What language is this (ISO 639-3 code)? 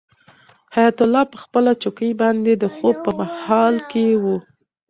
pus